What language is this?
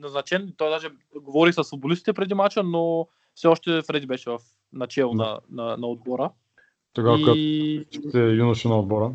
Bulgarian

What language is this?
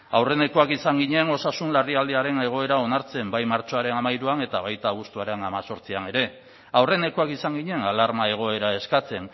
Basque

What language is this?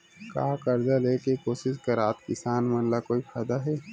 Chhattisgarhi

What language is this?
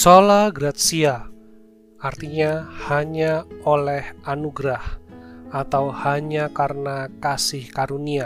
Indonesian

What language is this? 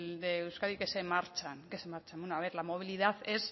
Spanish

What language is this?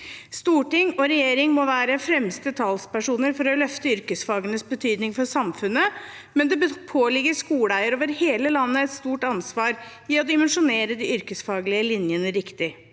Norwegian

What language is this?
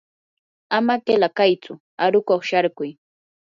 Yanahuanca Pasco Quechua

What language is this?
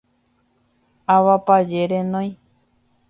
Guarani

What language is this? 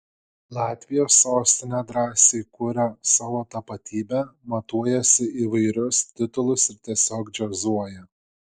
Lithuanian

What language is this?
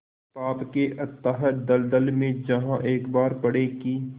Hindi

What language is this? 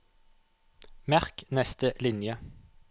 Norwegian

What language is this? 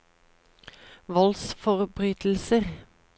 Norwegian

